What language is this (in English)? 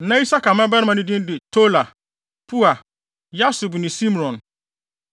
Akan